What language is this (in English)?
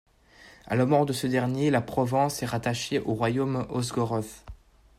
French